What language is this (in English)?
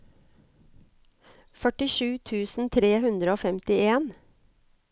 Norwegian